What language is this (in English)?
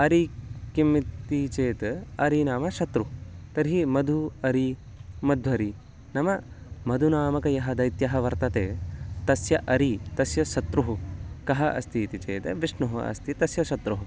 Sanskrit